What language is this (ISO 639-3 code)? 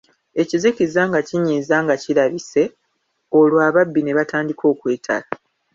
lug